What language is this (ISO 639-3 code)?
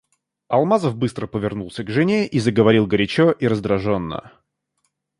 rus